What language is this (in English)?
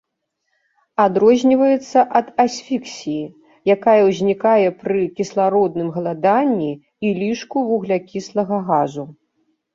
Belarusian